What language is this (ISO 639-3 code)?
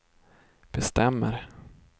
swe